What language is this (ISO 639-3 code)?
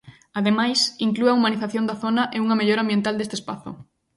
glg